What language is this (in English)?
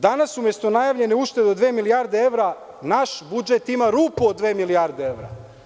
Serbian